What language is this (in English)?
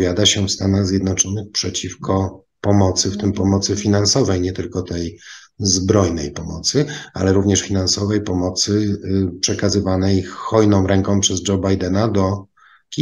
Polish